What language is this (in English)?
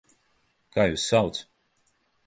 Latvian